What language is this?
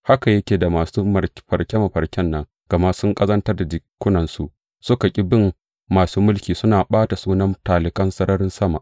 Hausa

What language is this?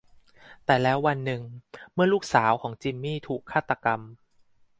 Thai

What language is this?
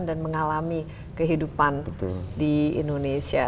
Indonesian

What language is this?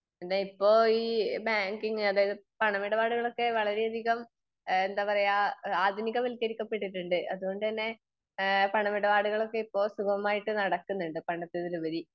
Malayalam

